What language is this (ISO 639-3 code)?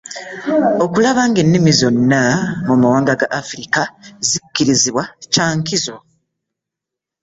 lug